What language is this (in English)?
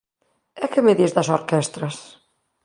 Galician